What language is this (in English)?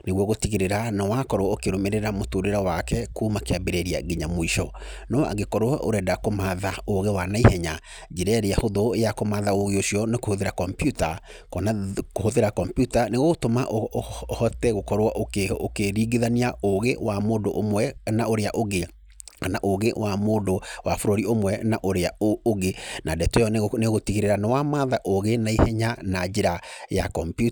Kikuyu